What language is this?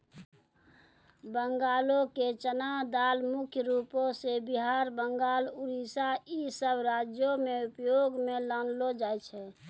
Maithili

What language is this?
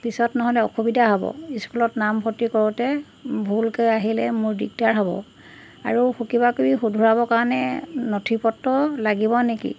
Assamese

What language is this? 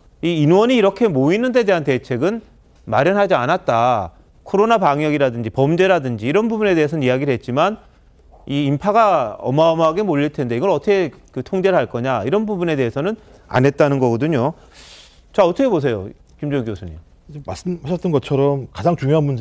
Korean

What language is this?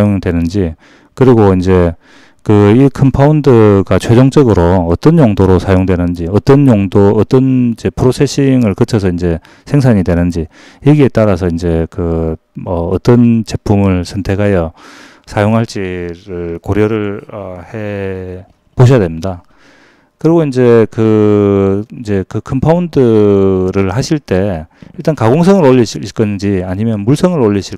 Korean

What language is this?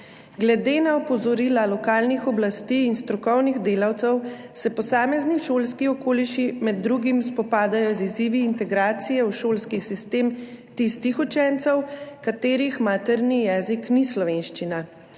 Slovenian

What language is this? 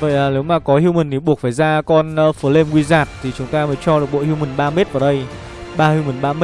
Vietnamese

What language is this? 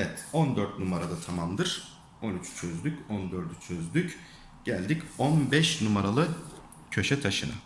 Turkish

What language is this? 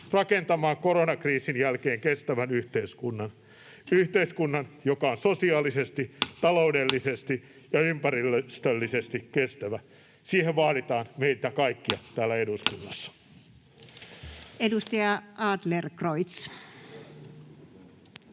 Finnish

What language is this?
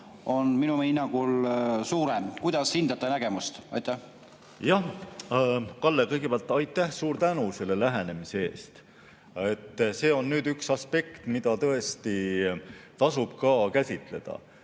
Estonian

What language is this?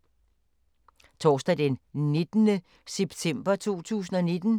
Danish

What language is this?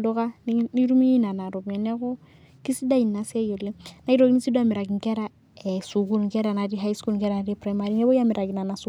Masai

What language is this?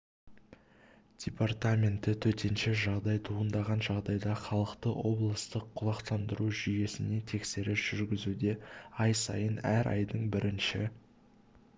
Kazakh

